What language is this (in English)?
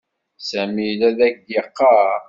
Kabyle